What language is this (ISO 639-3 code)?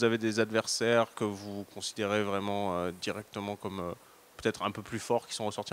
fra